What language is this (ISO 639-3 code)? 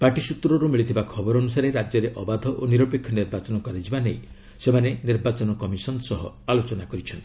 ori